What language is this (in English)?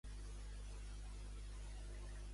Catalan